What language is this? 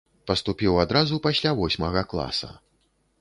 Belarusian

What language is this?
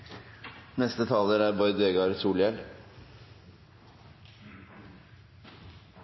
Norwegian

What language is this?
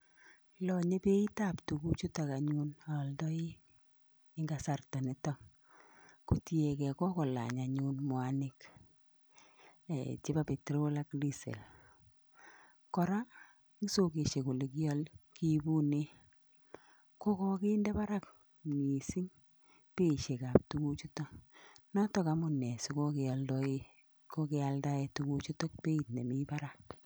Kalenjin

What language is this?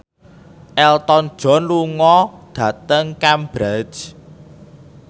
Javanese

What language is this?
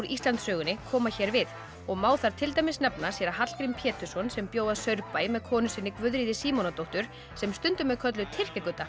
Icelandic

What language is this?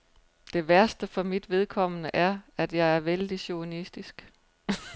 Danish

